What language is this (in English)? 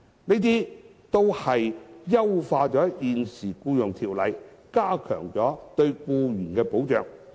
Cantonese